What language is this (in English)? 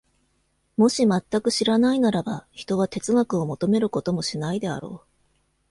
Japanese